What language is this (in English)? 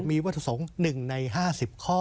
Thai